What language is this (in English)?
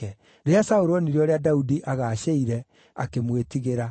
Kikuyu